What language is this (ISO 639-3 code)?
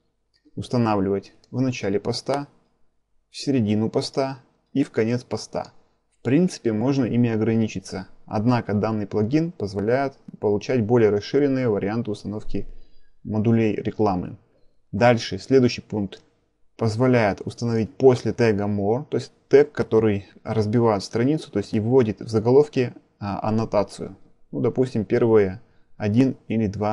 rus